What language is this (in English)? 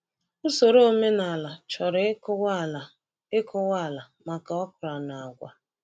Igbo